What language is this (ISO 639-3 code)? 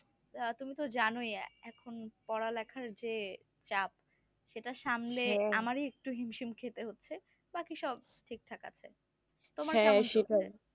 ben